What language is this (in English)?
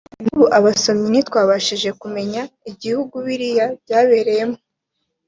Kinyarwanda